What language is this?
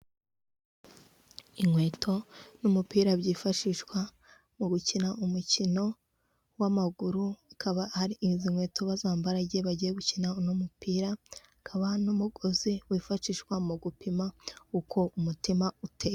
Kinyarwanda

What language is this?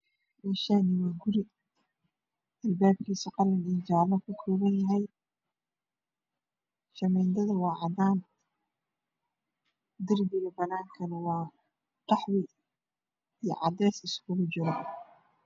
Somali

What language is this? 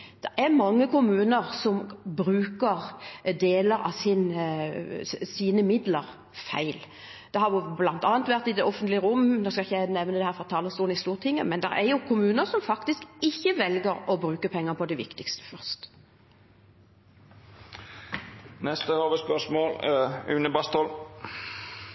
Norwegian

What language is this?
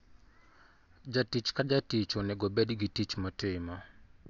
Luo (Kenya and Tanzania)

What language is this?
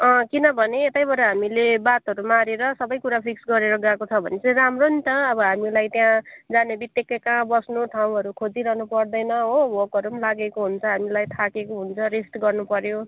Nepali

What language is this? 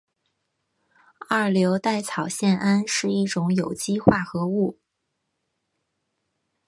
Chinese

